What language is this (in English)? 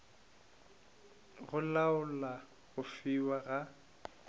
Northern Sotho